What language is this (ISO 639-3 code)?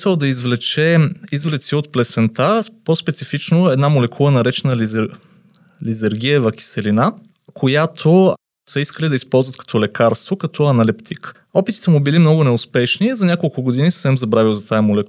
bul